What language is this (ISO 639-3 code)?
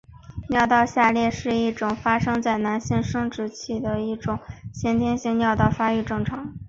zho